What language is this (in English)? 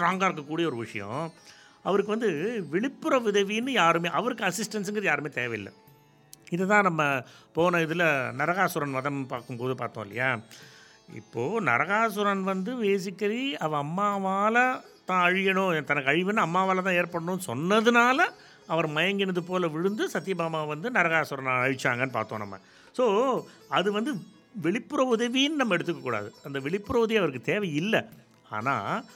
Tamil